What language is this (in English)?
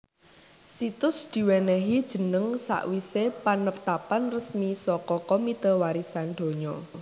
Javanese